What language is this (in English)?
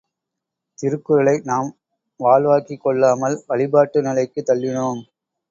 Tamil